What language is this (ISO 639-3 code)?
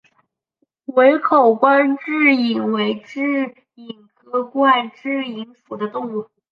zho